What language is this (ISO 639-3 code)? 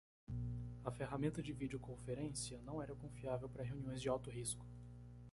por